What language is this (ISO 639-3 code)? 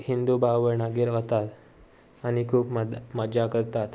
kok